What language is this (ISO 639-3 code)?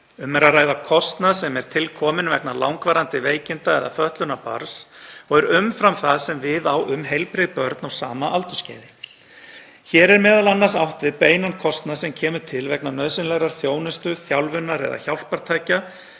isl